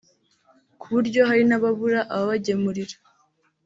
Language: Kinyarwanda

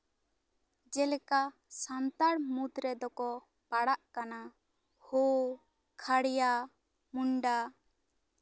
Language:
Santali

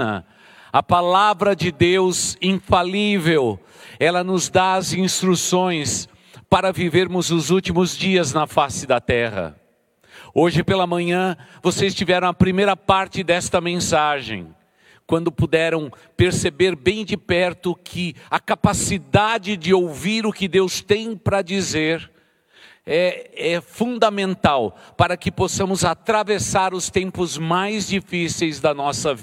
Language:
Portuguese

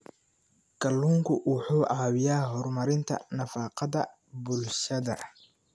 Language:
Somali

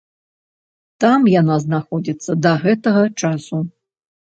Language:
Belarusian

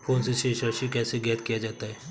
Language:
Hindi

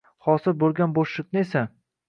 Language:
Uzbek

